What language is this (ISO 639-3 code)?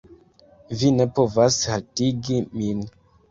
epo